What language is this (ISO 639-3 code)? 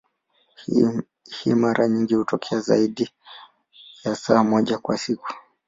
swa